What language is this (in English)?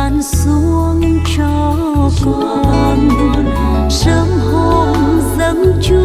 Thai